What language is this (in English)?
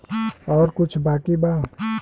Bhojpuri